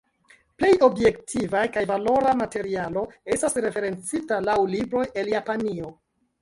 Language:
Esperanto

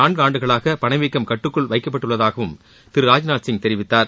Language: Tamil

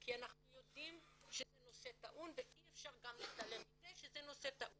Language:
Hebrew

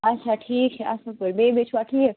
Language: Kashmiri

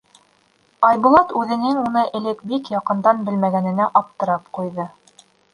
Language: Bashkir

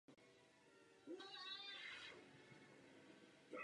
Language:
Czech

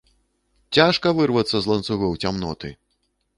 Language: Belarusian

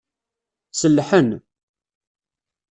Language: Kabyle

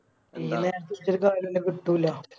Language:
Malayalam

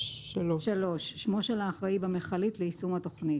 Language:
Hebrew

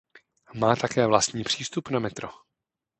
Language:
Czech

